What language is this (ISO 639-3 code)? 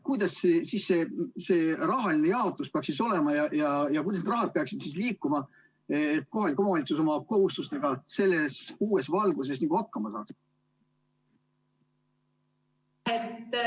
est